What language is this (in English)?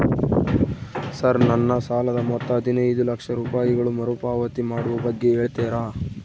Kannada